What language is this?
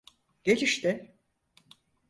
Turkish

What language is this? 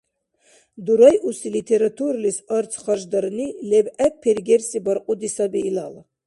Dargwa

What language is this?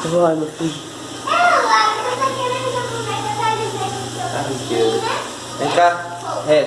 Portuguese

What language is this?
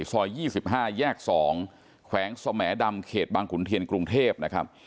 Thai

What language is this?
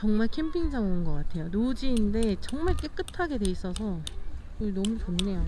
Korean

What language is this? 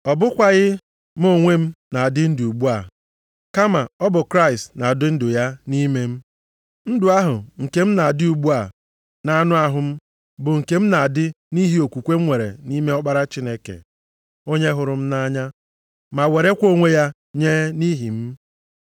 Igbo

